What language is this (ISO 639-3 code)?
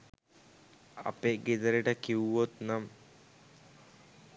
sin